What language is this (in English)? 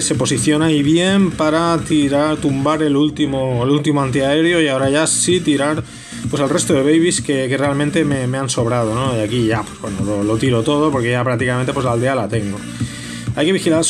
Spanish